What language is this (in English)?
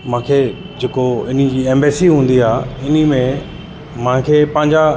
Sindhi